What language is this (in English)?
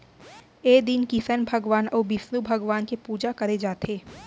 Chhattisgarhi